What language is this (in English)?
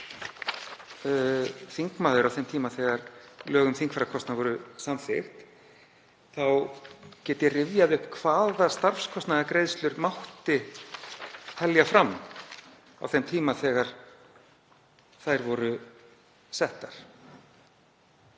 Icelandic